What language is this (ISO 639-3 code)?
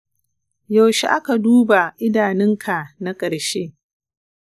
hau